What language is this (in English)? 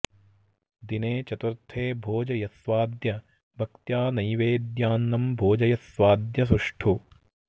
Sanskrit